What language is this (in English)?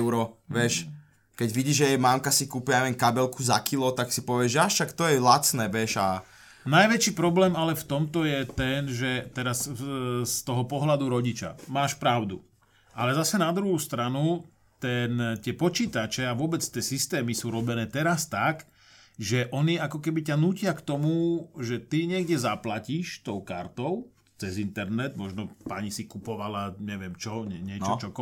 Slovak